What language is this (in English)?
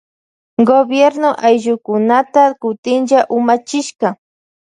Loja Highland Quichua